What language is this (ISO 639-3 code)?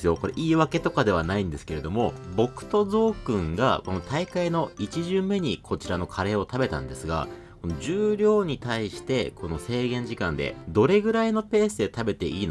jpn